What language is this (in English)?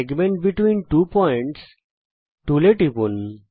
Bangla